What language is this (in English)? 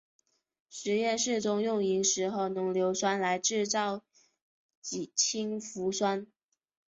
Chinese